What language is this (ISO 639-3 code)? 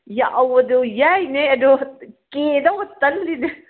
mni